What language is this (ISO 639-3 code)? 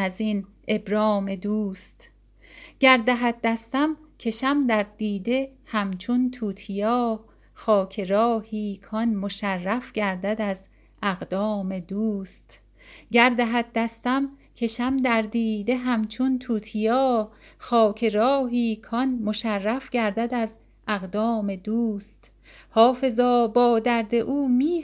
fas